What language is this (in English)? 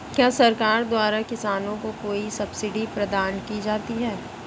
Hindi